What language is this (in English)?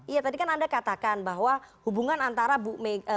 Indonesian